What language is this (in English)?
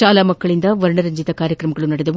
Kannada